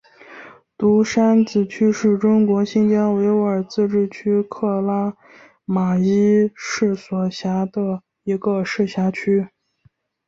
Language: Chinese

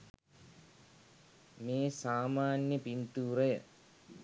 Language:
Sinhala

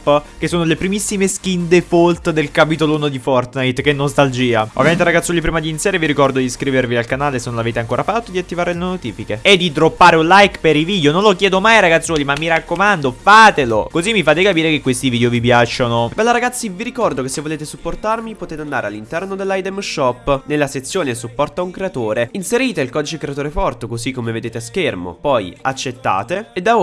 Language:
Italian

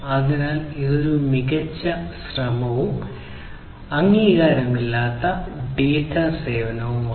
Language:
Malayalam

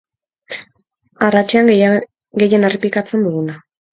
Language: Basque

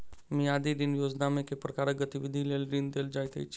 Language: Maithili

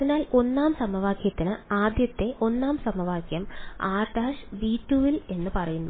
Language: Malayalam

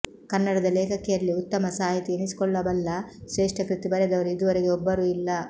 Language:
Kannada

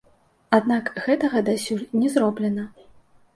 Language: Belarusian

